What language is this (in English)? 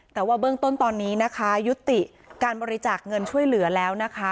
Thai